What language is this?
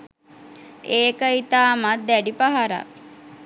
Sinhala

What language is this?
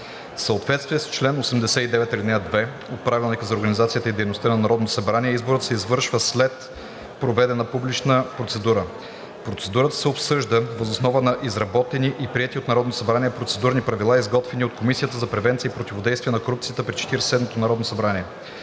Bulgarian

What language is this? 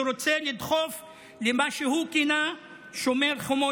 Hebrew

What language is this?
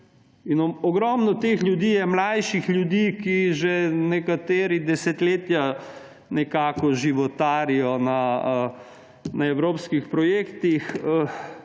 Slovenian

